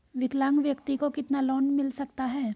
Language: Hindi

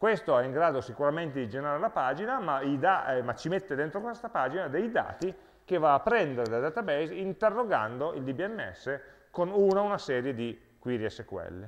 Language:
Italian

